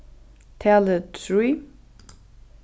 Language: Faroese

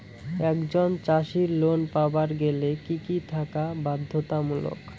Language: Bangla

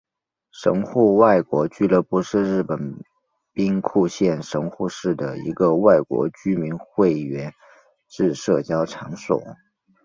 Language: Chinese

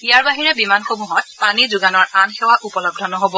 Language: Assamese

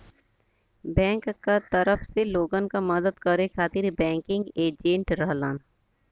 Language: Bhojpuri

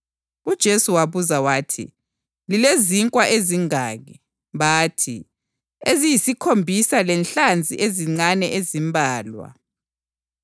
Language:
North Ndebele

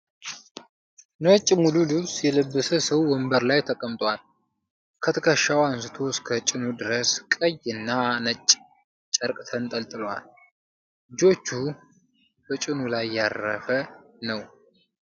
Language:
Amharic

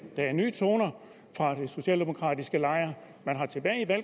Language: Danish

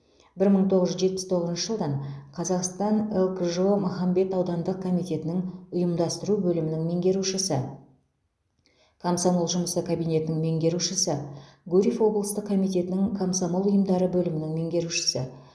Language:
Kazakh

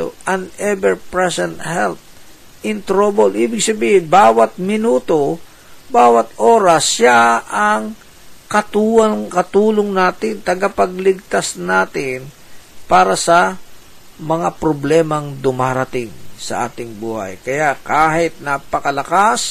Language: Filipino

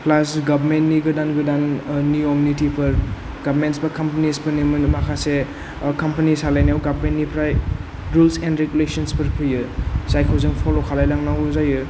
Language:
Bodo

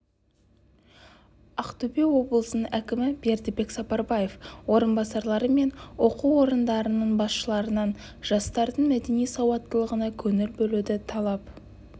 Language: Kazakh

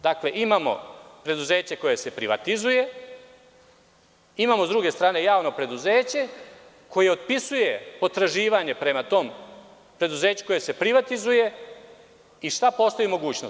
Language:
Serbian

